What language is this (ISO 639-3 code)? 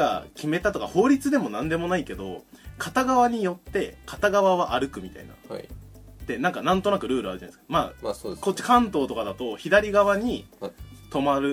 jpn